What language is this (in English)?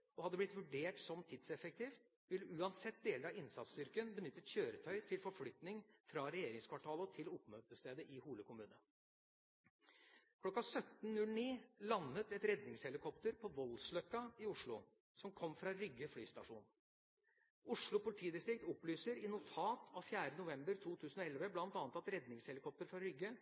Norwegian Bokmål